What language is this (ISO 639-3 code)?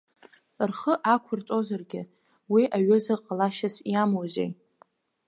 abk